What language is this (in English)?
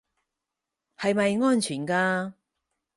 Cantonese